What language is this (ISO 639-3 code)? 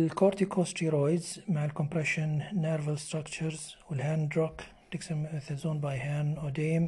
ara